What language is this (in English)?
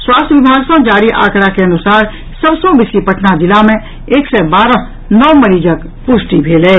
Maithili